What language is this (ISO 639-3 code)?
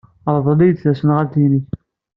kab